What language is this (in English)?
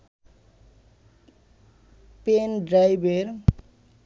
Bangla